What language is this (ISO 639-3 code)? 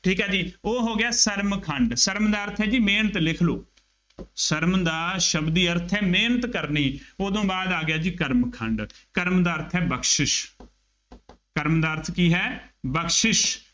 pan